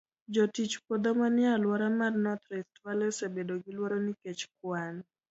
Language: Luo (Kenya and Tanzania)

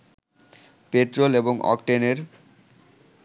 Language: Bangla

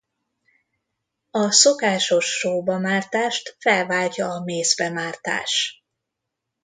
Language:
Hungarian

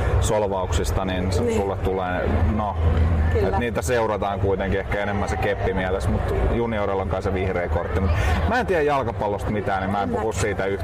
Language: Finnish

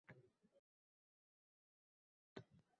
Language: Uzbek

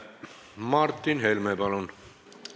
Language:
Estonian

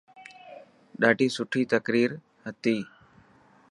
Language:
Dhatki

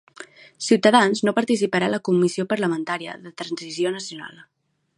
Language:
Catalan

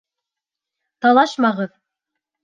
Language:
Bashkir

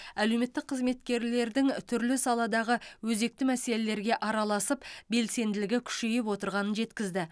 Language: Kazakh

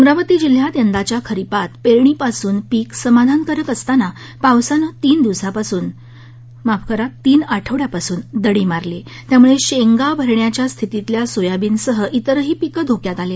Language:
Marathi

